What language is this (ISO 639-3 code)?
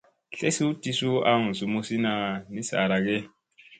mse